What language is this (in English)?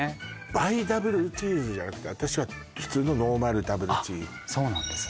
Japanese